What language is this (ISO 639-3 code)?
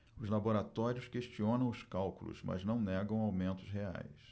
por